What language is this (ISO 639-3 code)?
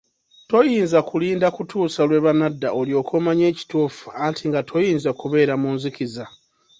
lug